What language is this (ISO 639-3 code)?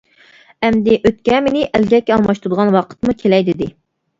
uig